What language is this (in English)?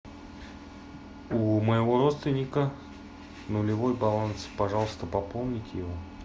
Russian